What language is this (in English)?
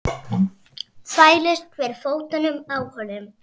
Icelandic